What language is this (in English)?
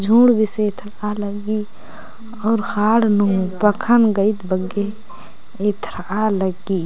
Kurukh